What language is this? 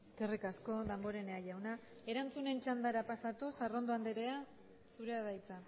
Basque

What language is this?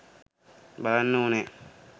Sinhala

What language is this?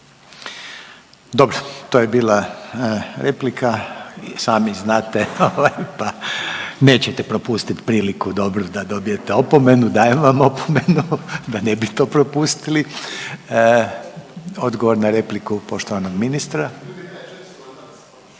Croatian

